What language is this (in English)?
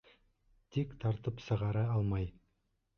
Bashkir